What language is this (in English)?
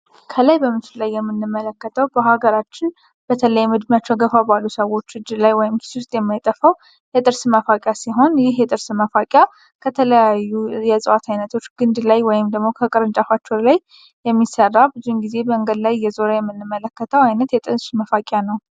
Amharic